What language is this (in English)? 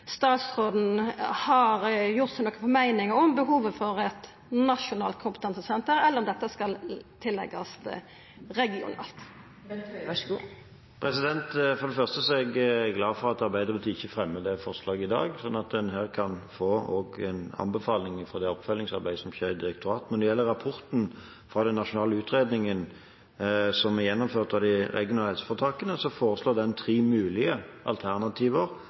Norwegian